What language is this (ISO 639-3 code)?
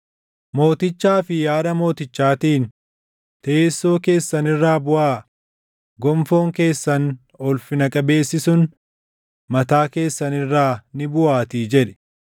orm